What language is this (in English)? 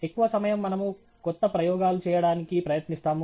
Telugu